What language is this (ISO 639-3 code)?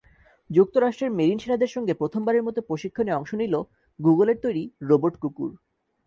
ben